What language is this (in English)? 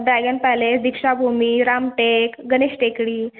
Marathi